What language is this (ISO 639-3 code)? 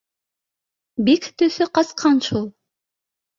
bak